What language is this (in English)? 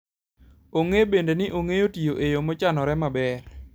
Luo (Kenya and Tanzania)